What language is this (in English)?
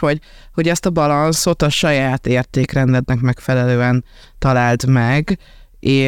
Hungarian